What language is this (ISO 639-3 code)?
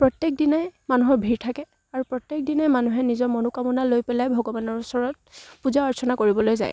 asm